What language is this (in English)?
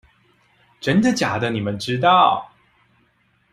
Chinese